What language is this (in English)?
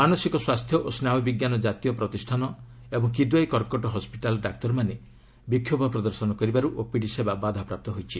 Odia